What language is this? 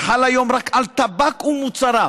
Hebrew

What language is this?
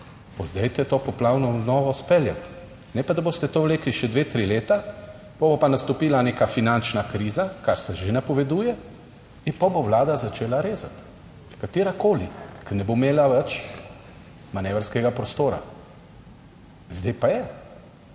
Slovenian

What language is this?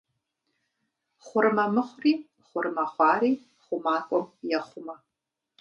Kabardian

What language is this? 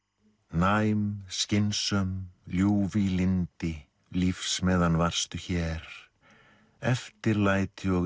Icelandic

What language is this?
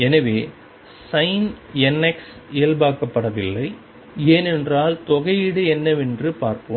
Tamil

